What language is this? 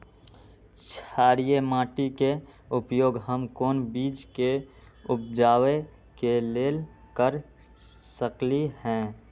Magahi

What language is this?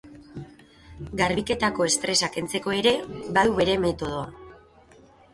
Basque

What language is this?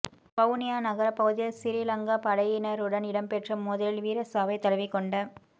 Tamil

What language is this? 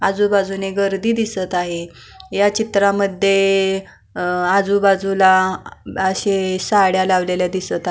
Marathi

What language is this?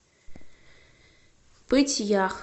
Russian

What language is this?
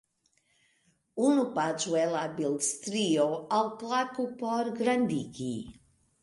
Esperanto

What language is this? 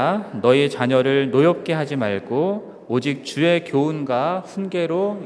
Korean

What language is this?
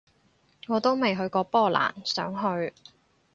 Cantonese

